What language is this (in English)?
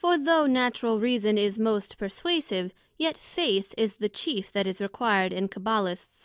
English